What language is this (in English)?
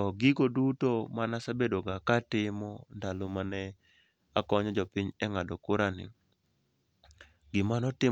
Luo (Kenya and Tanzania)